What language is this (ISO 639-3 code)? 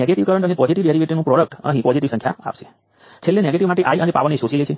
guj